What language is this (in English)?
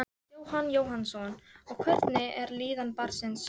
Icelandic